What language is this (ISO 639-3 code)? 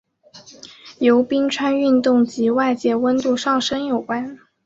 zho